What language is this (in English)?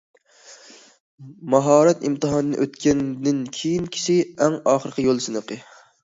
Uyghur